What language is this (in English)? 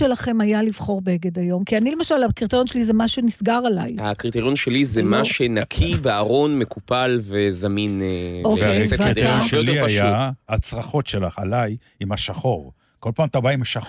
Hebrew